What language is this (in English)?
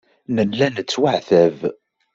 Kabyle